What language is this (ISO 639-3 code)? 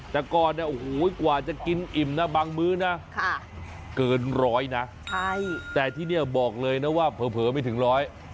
tha